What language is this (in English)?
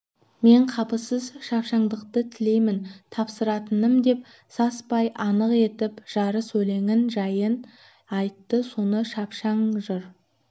Kazakh